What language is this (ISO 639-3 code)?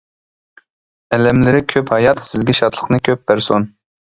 uig